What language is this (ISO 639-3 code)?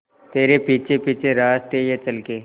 hin